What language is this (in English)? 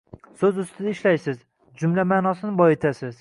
Uzbek